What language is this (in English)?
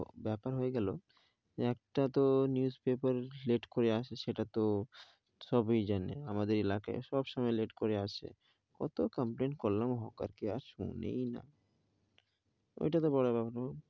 Bangla